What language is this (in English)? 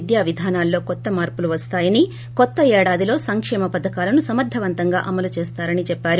Telugu